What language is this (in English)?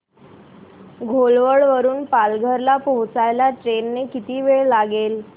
Marathi